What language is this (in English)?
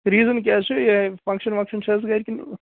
Kashmiri